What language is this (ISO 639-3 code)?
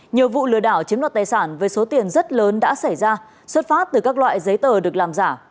vie